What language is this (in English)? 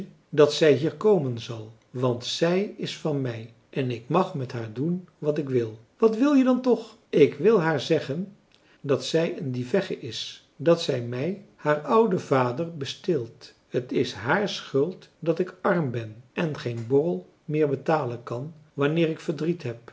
Dutch